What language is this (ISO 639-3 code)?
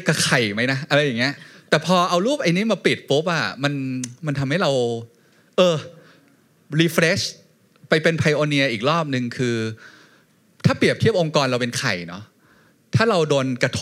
tha